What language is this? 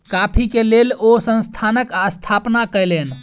Maithili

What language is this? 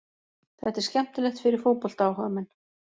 Icelandic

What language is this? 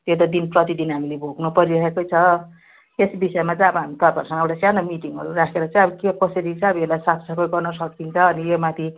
Nepali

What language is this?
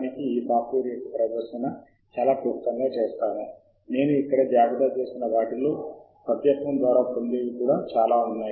Telugu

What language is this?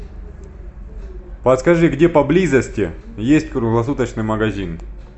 Russian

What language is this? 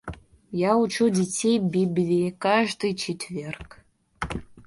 Russian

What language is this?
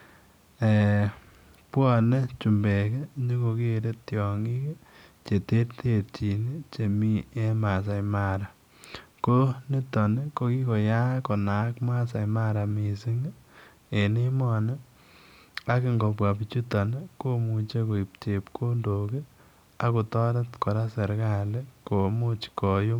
Kalenjin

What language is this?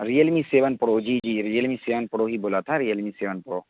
Urdu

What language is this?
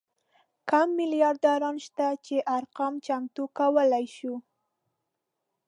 Pashto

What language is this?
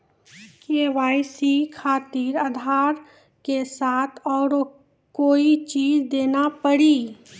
Maithili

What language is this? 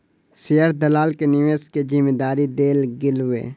Maithili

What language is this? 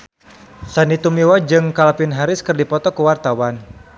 Sundanese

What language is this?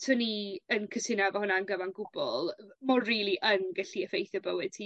Welsh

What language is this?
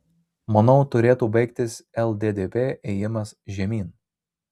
Lithuanian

